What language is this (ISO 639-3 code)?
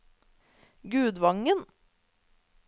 nor